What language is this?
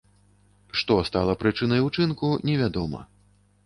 Belarusian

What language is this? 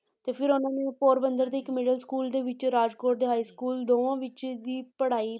Punjabi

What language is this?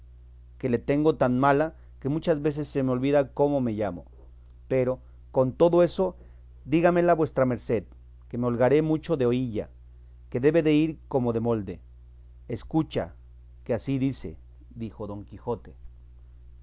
Spanish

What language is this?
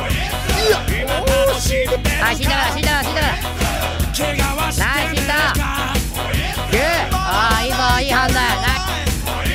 Thai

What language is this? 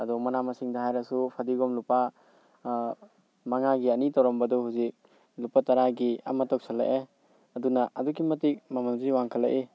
Manipuri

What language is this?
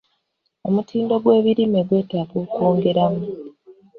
Ganda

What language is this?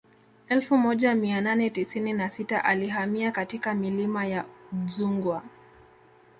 Swahili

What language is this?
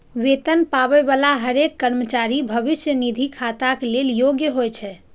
Maithili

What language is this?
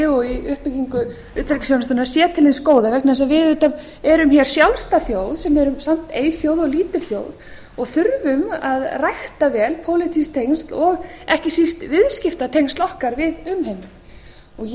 Icelandic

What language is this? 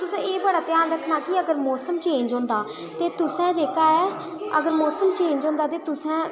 Dogri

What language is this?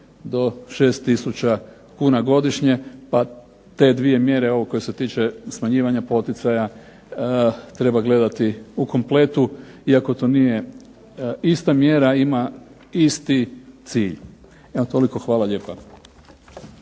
Croatian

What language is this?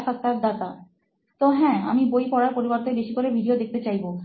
Bangla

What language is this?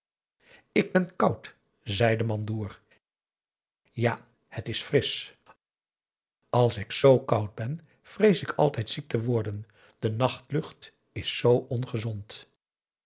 Dutch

